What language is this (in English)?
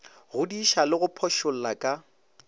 Northern Sotho